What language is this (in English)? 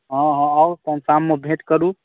Maithili